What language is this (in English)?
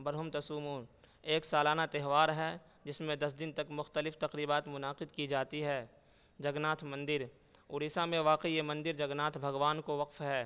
Urdu